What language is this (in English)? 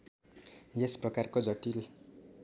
Nepali